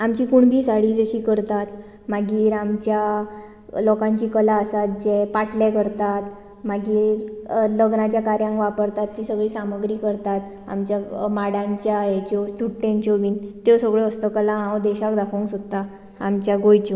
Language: Konkani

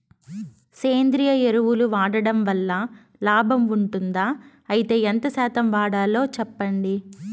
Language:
Telugu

